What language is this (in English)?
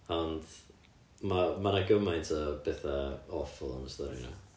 Welsh